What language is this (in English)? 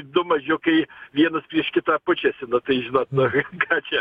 Lithuanian